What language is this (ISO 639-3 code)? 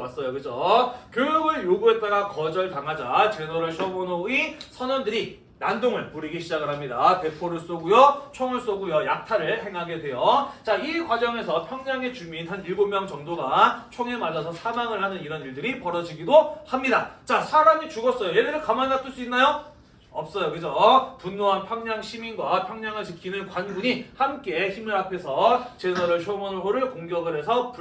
kor